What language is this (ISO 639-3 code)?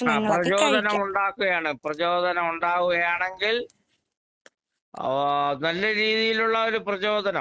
mal